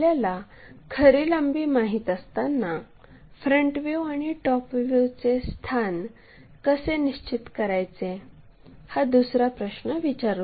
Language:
Marathi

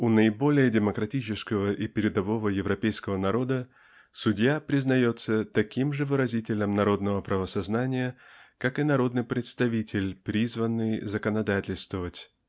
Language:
Russian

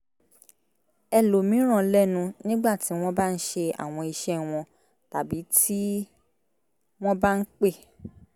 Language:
Yoruba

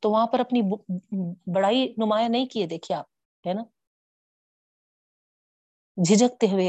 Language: Urdu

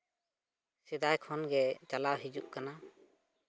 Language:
Santali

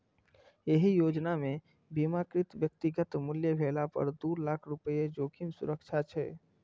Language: Maithili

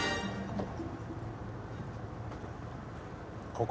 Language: Japanese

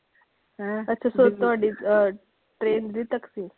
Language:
Punjabi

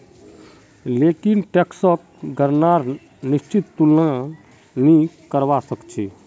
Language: Magahi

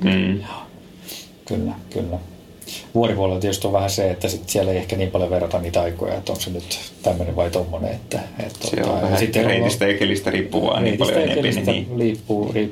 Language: Finnish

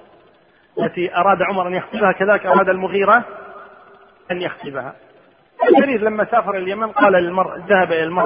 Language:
Arabic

